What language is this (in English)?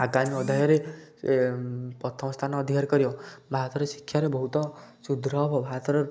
Odia